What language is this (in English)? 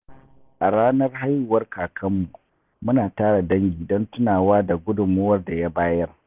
Hausa